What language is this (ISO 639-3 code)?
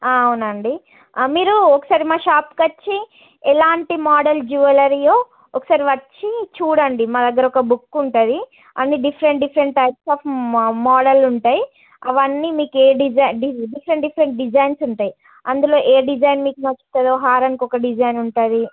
tel